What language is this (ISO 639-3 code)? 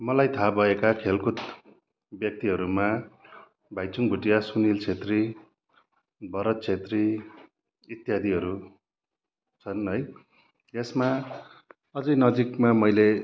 nep